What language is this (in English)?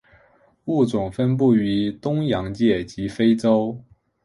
Chinese